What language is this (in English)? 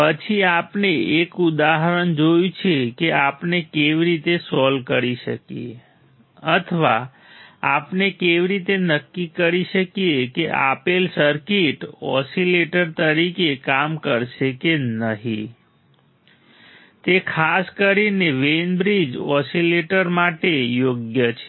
Gujarati